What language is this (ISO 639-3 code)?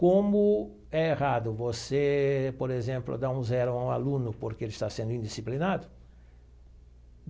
por